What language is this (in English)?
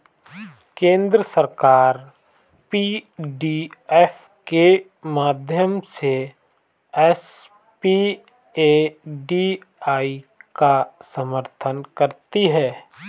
Hindi